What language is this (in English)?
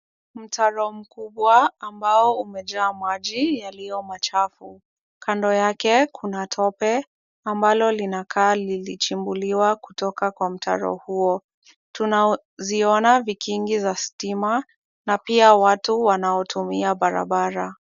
Swahili